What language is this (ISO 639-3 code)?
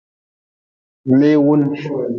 nmz